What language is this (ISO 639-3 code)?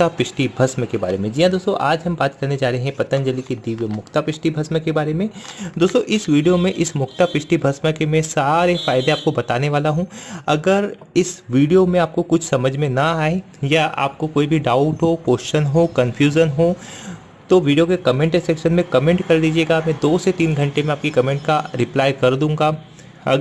hin